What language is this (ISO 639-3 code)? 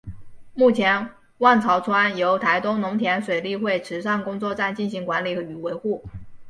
zho